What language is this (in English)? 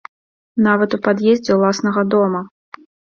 Belarusian